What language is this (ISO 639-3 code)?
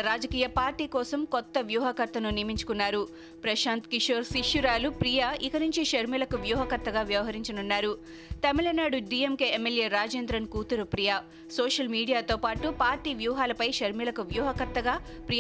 tel